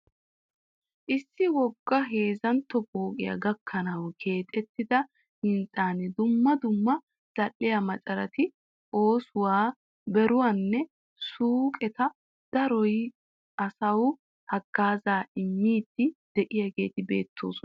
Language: Wolaytta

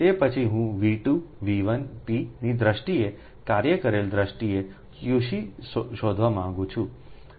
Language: Gujarati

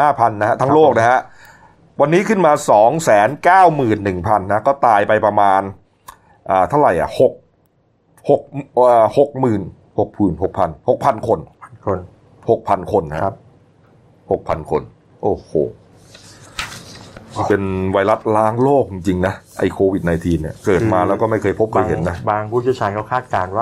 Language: Thai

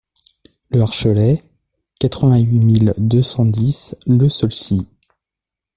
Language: French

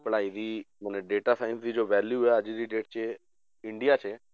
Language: Punjabi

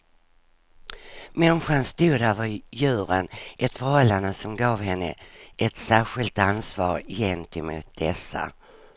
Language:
Swedish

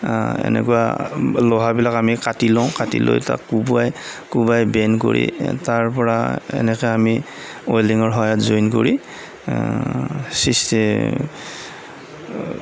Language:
Assamese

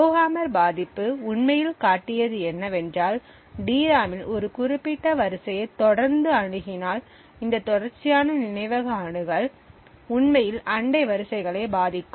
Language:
Tamil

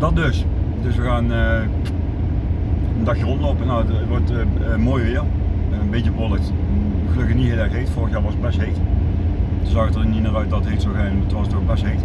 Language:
Dutch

